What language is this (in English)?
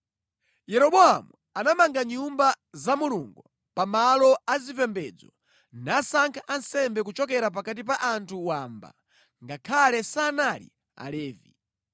Nyanja